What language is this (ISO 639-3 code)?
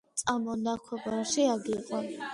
kat